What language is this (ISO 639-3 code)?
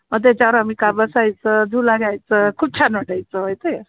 mar